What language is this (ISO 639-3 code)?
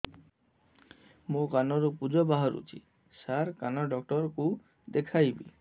ori